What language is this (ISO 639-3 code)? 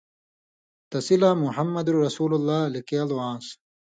mvy